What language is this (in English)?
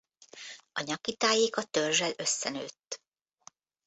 Hungarian